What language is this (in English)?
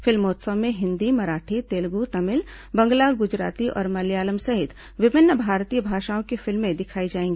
Hindi